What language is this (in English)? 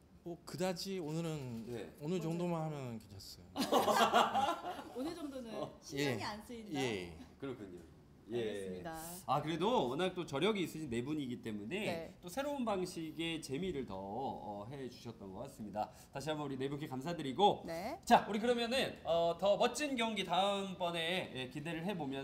Korean